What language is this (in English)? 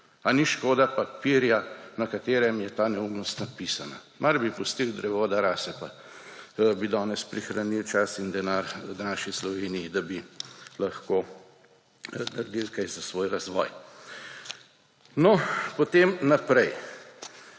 Slovenian